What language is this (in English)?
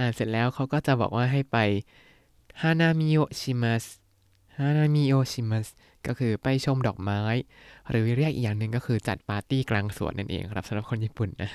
Thai